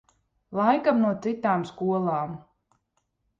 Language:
Latvian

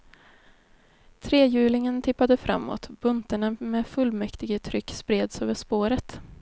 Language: Swedish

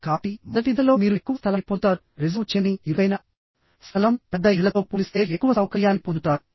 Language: Telugu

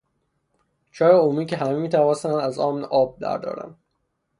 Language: Persian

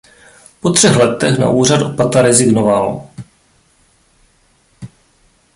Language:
Czech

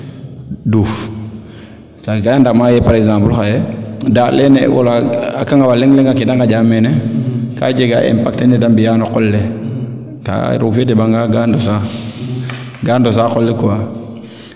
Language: Serer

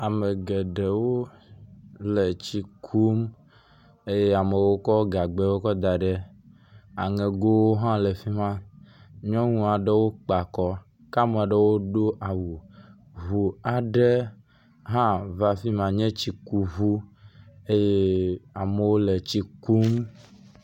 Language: Ewe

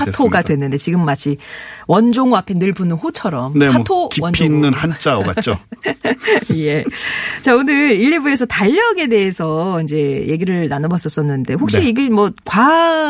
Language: Korean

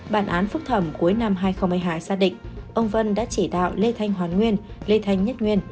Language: Vietnamese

